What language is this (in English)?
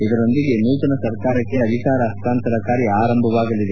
Kannada